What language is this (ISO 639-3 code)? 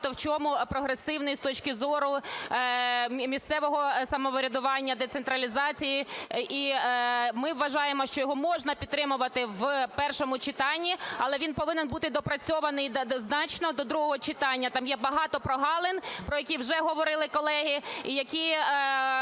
ukr